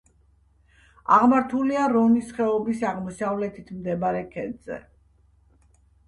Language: Georgian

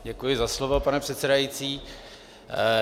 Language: Czech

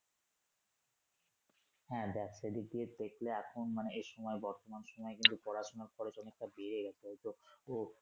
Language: Bangla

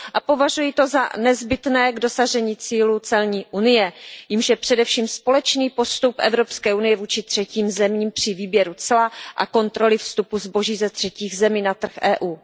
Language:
Czech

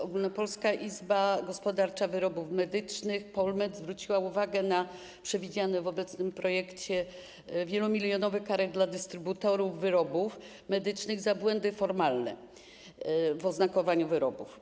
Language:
Polish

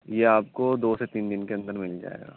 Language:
Urdu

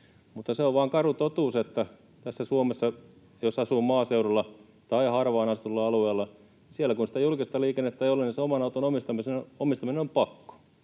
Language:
Finnish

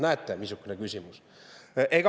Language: Estonian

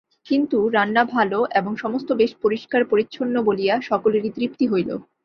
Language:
Bangla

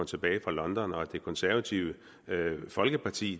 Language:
Danish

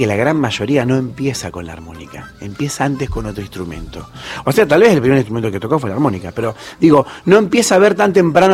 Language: Spanish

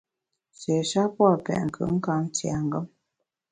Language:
Bamun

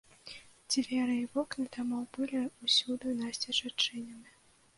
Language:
Belarusian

